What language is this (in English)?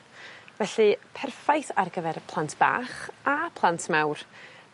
Welsh